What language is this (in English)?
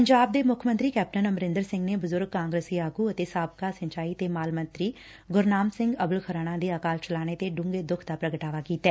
Punjabi